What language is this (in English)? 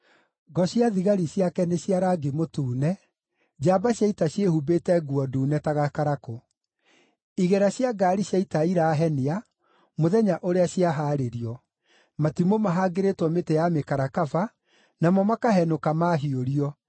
Kikuyu